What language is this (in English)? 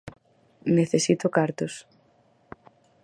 Galician